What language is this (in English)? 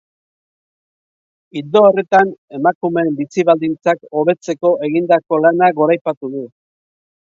Basque